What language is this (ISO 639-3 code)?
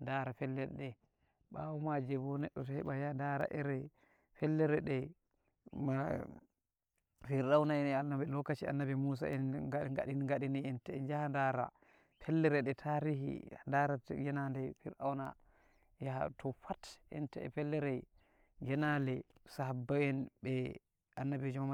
fuv